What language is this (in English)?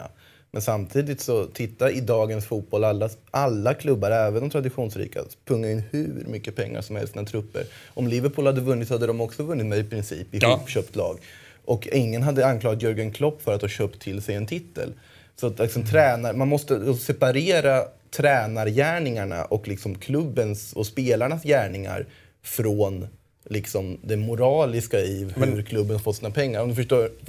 Swedish